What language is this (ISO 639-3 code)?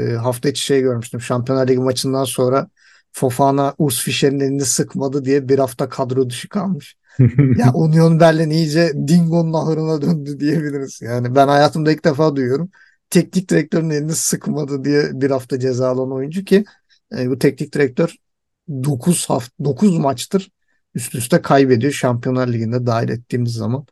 tur